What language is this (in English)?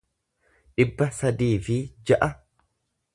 Oromo